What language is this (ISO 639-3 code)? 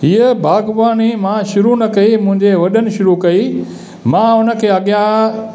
snd